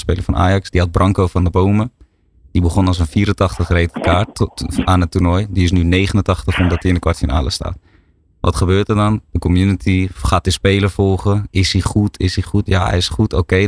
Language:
Dutch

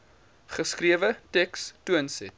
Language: Afrikaans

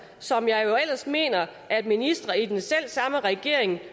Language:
Danish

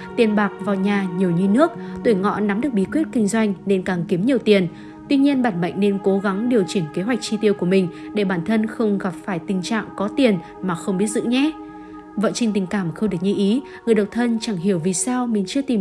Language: Vietnamese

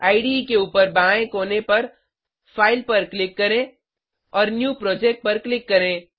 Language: Hindi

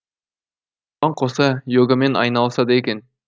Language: Kazakh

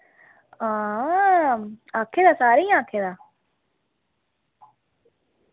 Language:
Dogri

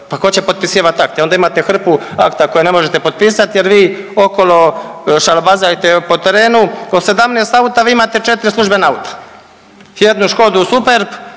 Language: Croatian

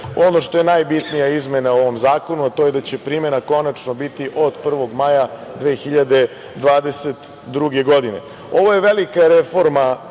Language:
Serbian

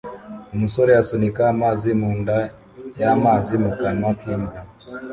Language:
Kinyarwanda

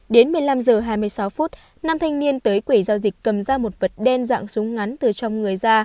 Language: Vietnamese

